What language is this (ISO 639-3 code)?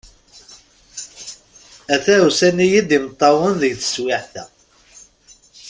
kab